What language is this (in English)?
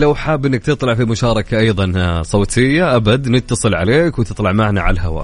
Arabic